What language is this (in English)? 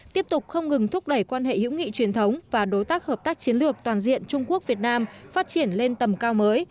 Vietnamese